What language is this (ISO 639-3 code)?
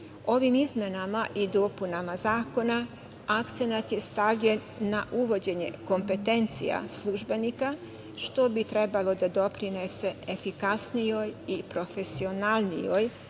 srp